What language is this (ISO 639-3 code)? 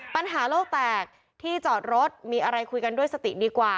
tha